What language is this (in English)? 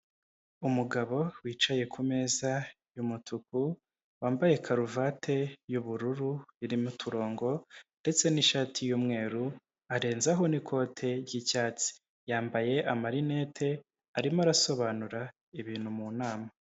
Kinyarwanda